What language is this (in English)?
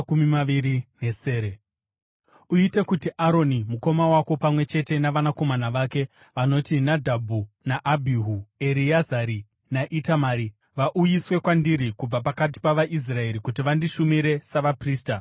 Shona